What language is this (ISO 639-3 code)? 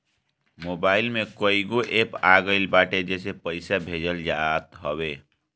bho